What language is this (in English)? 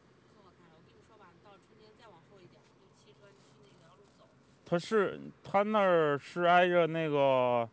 Chinese